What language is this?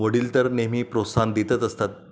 Marathi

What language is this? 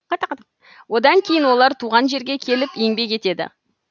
Kazakh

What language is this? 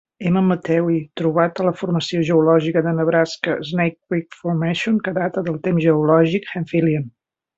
Catalan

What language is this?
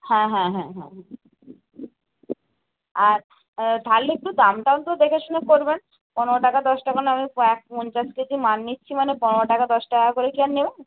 Bangla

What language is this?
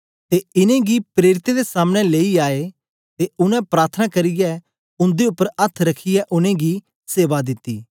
Dogri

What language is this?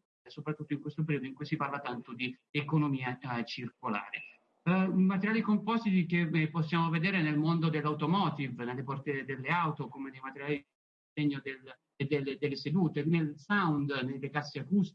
Italian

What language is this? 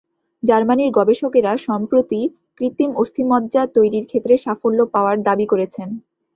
Bangla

